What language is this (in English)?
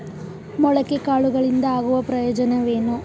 Kannada